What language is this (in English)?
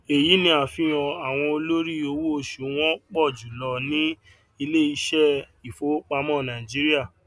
Yoruba